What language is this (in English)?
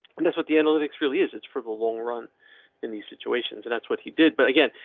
English